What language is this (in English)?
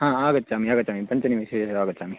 Sanskrit